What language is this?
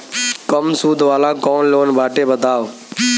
Bhojpuri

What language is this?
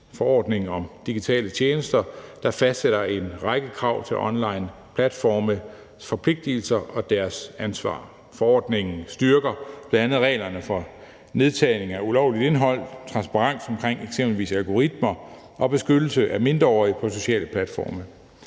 Danish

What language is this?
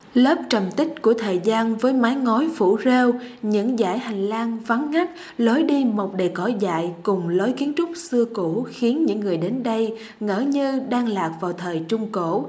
Vietnamese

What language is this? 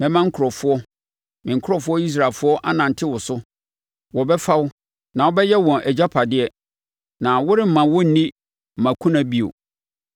Akan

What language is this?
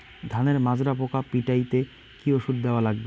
Bangla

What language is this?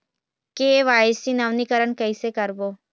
Chhattisgarhi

